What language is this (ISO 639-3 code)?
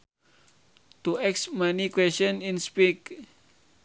sun